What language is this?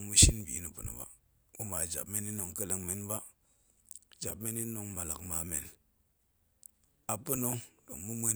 Goemai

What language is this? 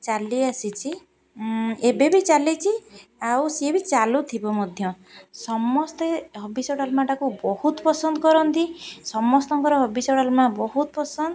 Odia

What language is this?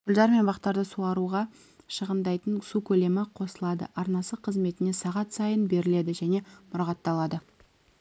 Kazakh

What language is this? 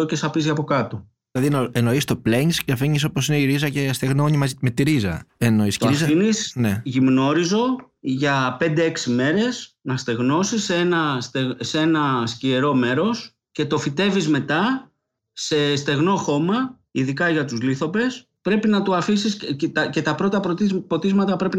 Greek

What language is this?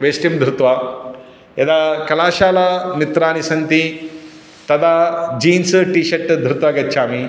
Sanskrit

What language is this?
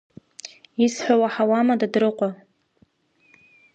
Abkhazian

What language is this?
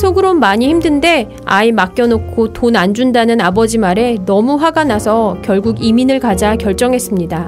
Korean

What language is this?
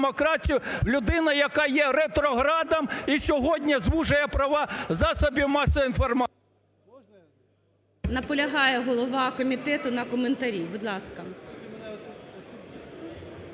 Ukrainian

